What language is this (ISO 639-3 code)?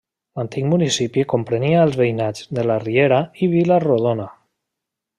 cat